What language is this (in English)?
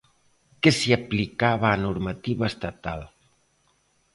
Galician